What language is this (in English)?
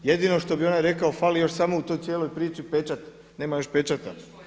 Croatian